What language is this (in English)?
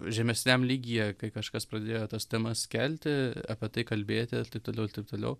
Lithuanian